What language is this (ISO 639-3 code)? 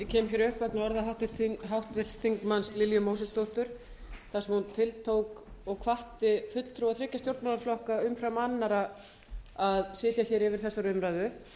isl